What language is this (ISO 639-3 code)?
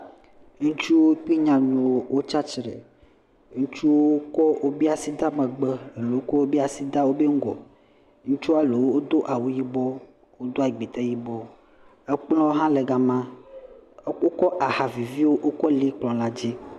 ewe